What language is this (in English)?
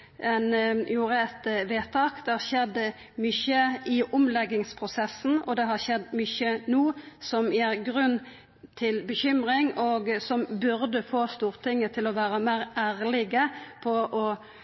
Norwegian Nynorsk